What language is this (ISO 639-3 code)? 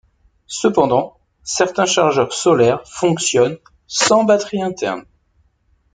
fra